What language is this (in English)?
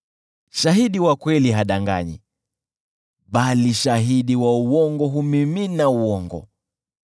Swahili